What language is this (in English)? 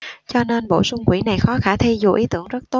Vietnamese